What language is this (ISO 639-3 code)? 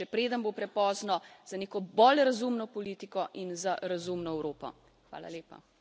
slv